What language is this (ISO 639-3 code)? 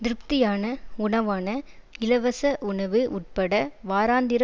tam